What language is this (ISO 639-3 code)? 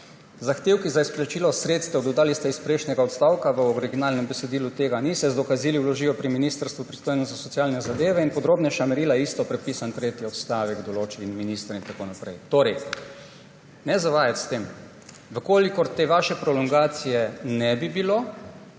slv